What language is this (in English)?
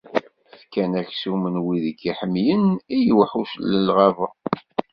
Kabyle